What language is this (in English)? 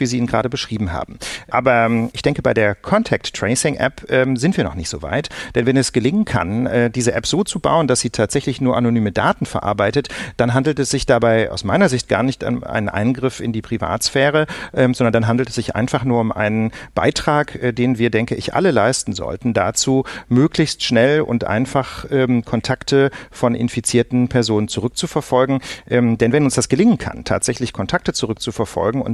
German